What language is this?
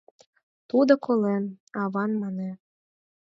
Mari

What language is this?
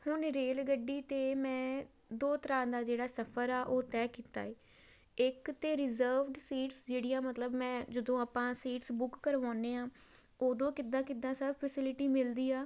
Punjabi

